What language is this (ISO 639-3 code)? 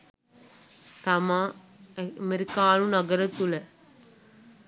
sin